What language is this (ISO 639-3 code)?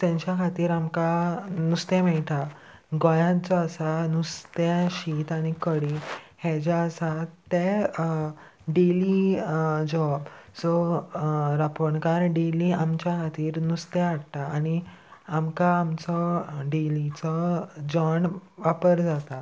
kok